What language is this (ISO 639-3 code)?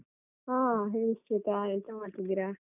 kan